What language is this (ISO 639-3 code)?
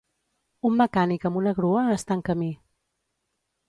cat